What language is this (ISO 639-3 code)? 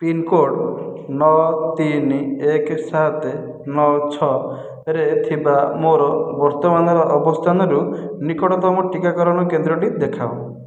ori